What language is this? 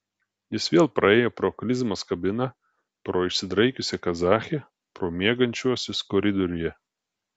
Lithuanian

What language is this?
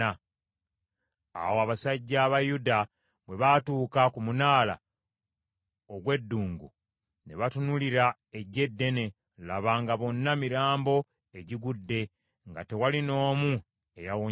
Ganda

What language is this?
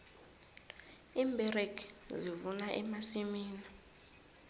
South Ndebele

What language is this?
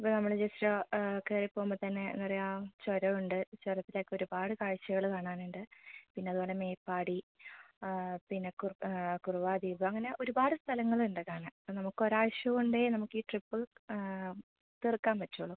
Malayalam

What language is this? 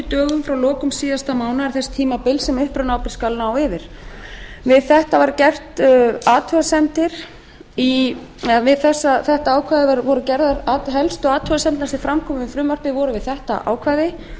Icelandic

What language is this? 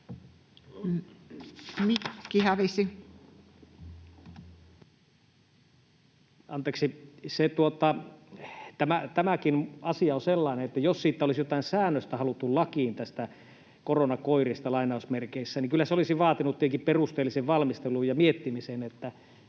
Finnish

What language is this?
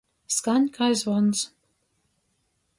Latgalian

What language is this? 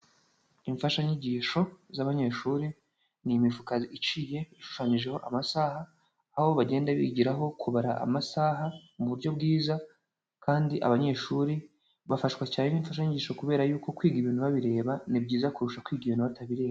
Kinyarwanda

